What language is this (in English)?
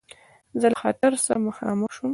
Pashto